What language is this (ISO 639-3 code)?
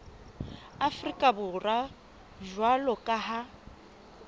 sot